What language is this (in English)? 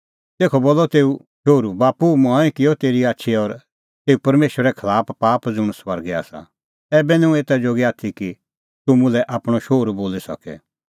Kullu Pahari